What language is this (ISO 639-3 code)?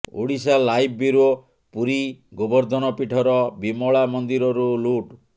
ori